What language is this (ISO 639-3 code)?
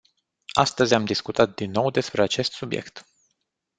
ron